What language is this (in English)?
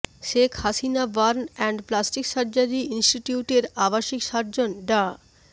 Bangla